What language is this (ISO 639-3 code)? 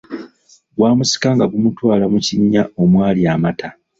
lug